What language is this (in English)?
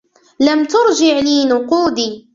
Arabic